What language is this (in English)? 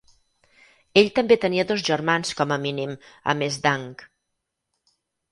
Catalan